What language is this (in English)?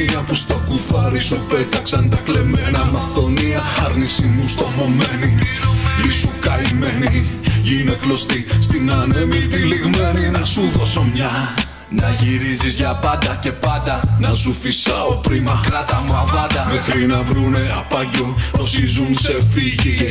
Greek